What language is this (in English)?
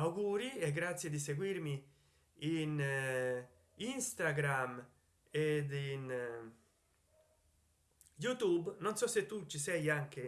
Italian